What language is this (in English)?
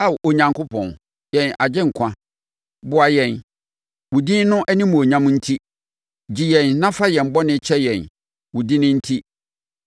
Akan